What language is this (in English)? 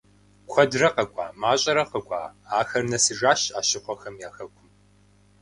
Kabardian